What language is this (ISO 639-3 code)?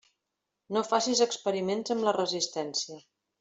cat